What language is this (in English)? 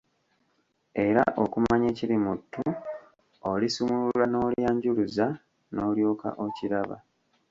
Ganda